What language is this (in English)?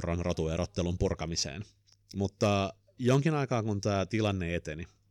Finnish